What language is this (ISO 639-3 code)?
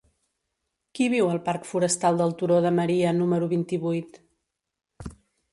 cat